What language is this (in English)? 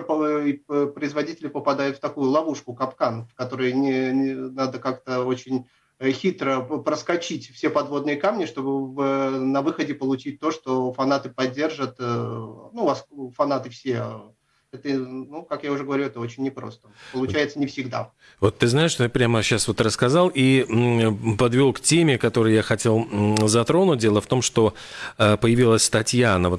Russian